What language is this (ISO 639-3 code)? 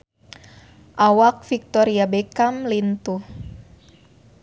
sun